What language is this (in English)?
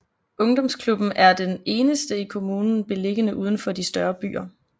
Danish